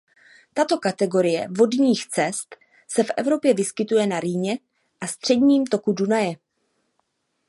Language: Czech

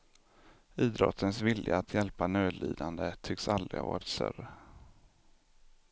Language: Swedish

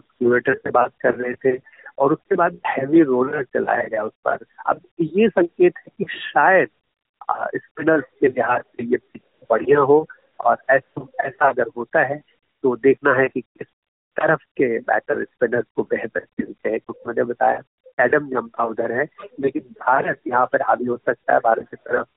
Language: Hindi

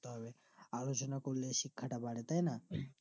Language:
Bangla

